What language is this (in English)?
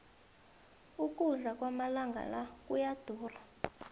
South Ndebele